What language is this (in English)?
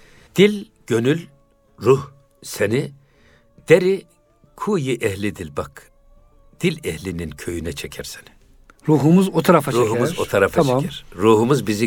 Turkish